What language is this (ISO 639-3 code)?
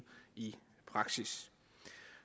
dan